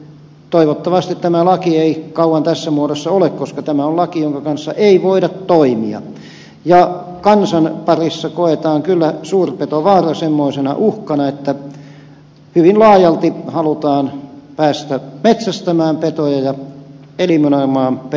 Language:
Finnish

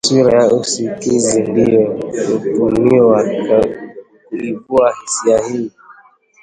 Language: Swahili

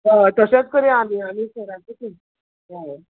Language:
Konkani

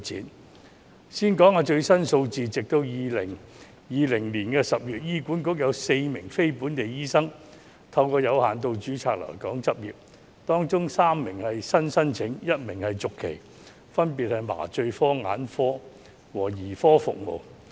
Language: Cantonese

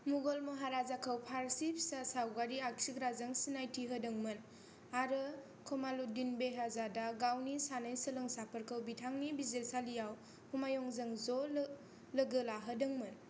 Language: Bodo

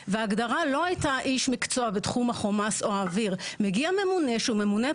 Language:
Hebrew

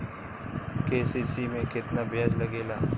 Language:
Bhojpuri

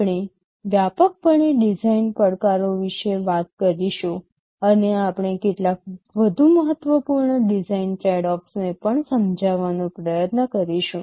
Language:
Gujarati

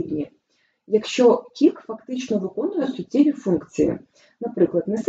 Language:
Ukrainian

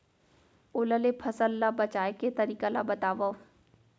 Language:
Chhattisgarhi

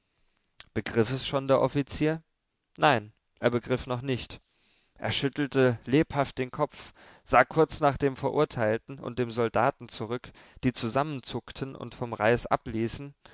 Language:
German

